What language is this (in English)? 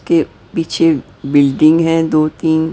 Hindi